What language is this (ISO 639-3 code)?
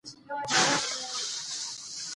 pus